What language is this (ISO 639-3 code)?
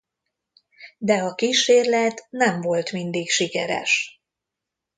hun